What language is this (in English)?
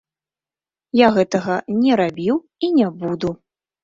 Belarusian